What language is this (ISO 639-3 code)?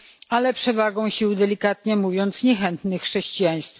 pol